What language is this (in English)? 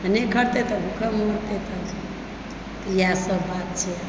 Maithili